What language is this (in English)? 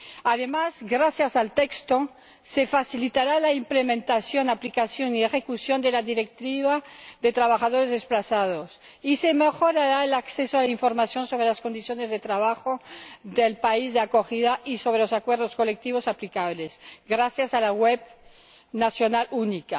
Spanish